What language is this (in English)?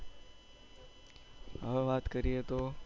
Gujarati